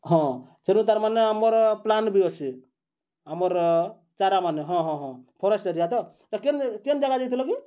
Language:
Odia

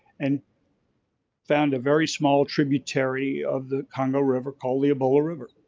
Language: English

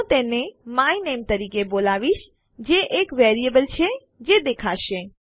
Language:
Gujarati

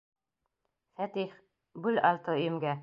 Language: Bashkir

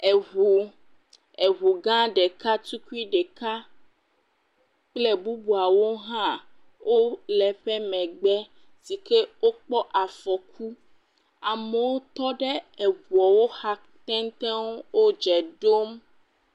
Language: Ewe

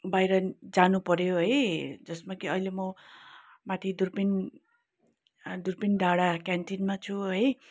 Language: Nepali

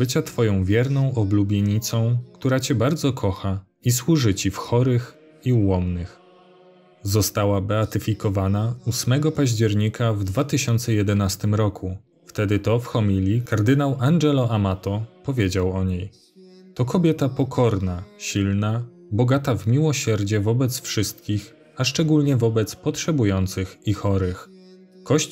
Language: Polish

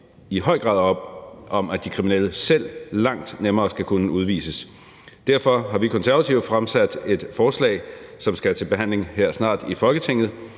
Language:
Danish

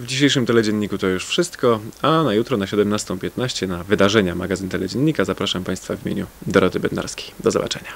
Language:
Polish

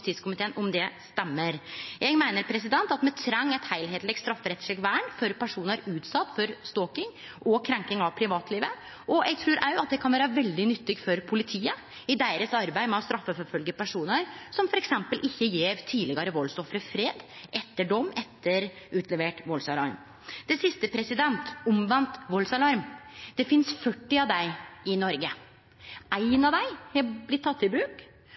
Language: Norwegian Nynorsk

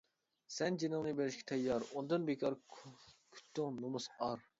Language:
Uyghur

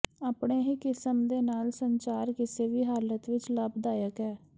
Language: Punjabi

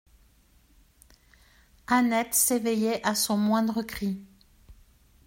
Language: French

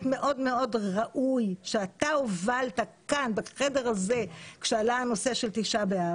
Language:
Hebrew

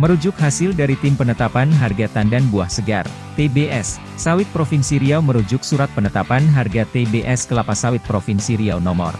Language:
Indonesian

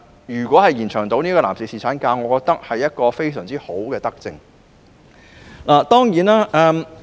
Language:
Cantonese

